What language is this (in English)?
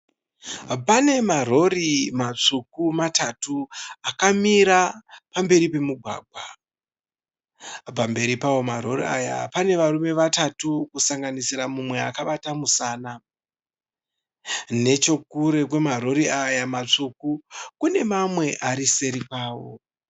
Shona